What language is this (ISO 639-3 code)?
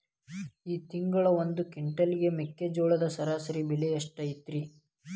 kan